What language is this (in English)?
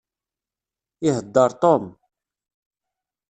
Kabyle